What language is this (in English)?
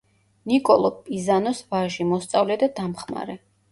Georgian